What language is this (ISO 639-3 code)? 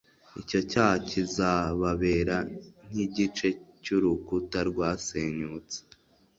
kin